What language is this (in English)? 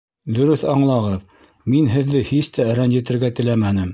Bashkir